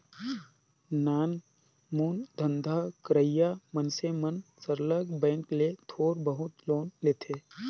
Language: Chhattisgarhi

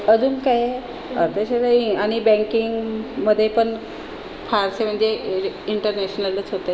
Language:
Marathi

